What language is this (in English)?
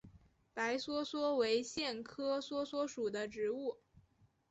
Chinese